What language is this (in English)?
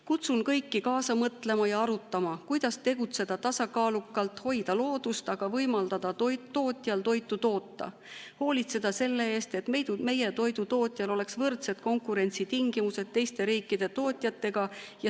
Estonian